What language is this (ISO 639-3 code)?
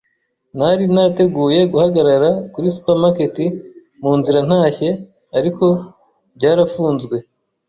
kin